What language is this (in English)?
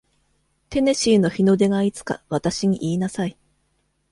Japanese